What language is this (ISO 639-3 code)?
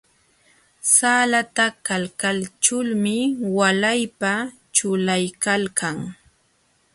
qxw